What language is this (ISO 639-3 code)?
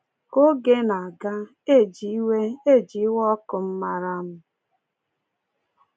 ibo